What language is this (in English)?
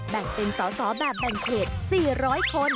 Thai